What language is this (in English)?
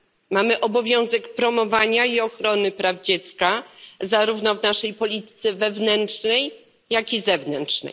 Polish